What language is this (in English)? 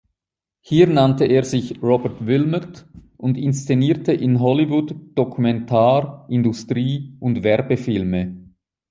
German